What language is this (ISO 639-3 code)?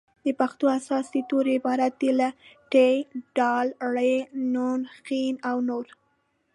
pus